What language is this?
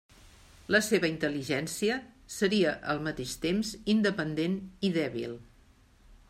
Catalan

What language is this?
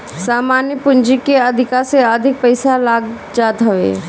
Bhojpuri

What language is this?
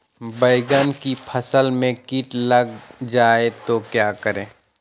Magahi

